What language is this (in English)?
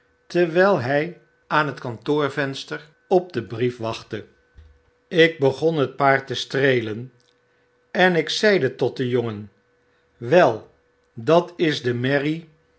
Dutch